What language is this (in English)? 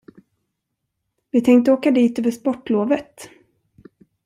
Swedish